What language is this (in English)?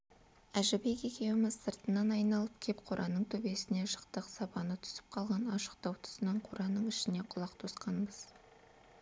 Kazakh